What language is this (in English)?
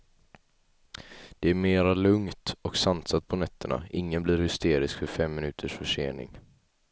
Swedish